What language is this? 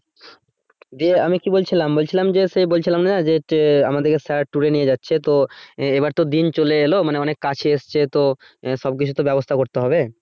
Bangla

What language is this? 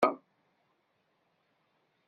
Kabyle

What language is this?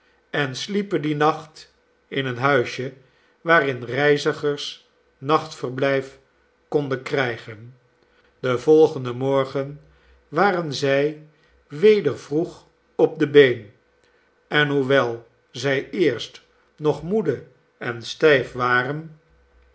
Dutch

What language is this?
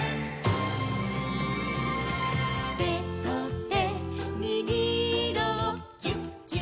Japanese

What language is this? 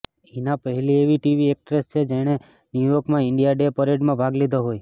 Gujarati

